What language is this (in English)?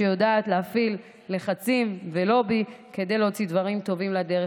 Hebrew